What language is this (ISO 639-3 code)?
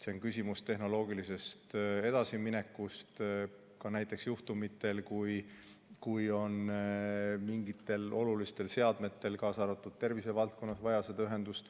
est